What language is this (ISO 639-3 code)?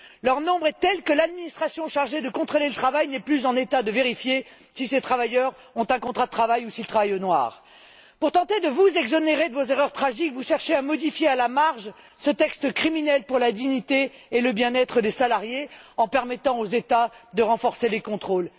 fra